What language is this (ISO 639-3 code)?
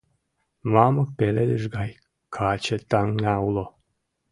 chm